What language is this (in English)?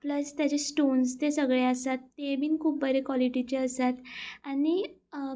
Konkani